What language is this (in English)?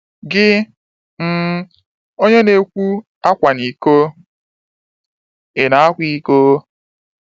Igbo